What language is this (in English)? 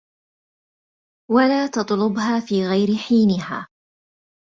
Arabic